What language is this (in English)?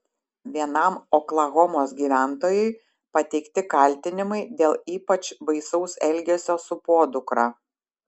Lithuanian